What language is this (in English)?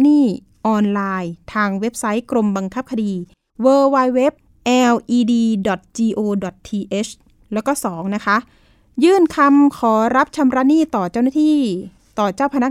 Thai